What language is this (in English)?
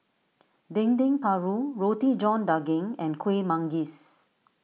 English